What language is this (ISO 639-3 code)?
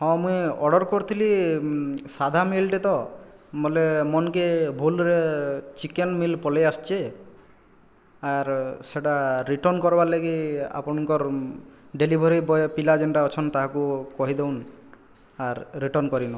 ori